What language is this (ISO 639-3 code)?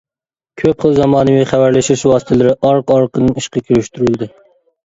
uig